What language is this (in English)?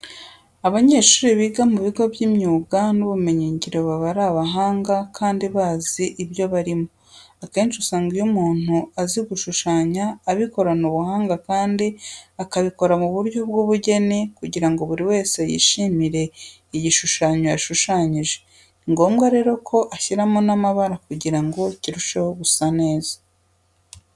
Kinyarwanda